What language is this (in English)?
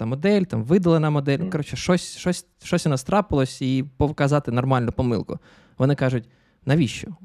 Ukrainian